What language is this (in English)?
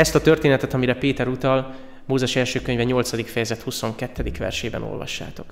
Hungarian